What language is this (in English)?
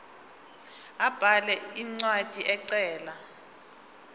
Zulu